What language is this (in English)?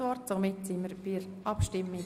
Swiss German